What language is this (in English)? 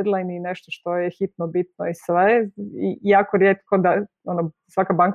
Croatian